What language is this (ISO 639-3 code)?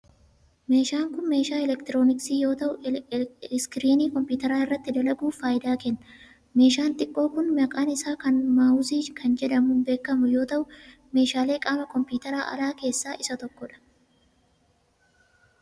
orm